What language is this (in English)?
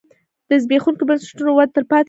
Pashto